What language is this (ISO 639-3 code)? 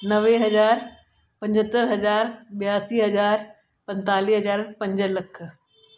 snd